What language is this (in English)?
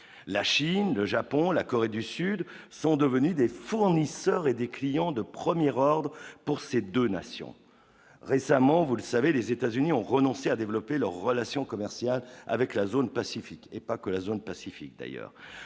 French